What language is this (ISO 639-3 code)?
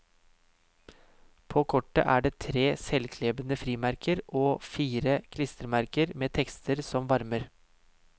nor